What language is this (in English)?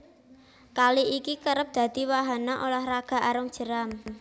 Javanese